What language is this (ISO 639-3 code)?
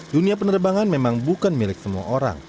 ind